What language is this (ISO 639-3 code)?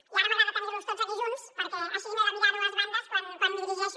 cat